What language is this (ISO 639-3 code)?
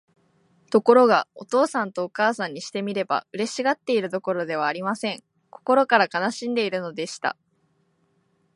jpn